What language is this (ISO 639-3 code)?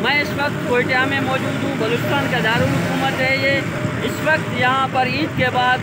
tur